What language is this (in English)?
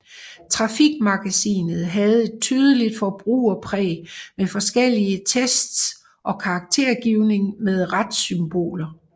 Danish